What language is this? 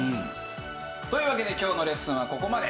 Japanese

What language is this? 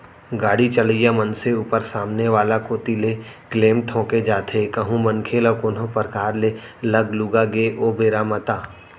Chhattisgarhi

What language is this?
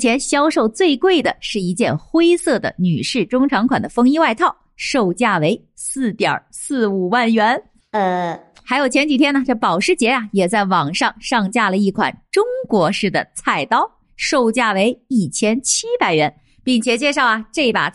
Chinese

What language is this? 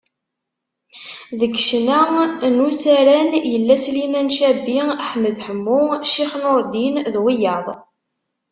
Kabyle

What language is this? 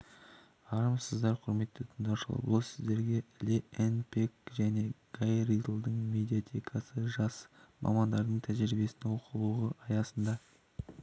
Kazakh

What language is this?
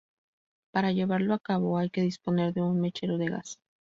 Spanish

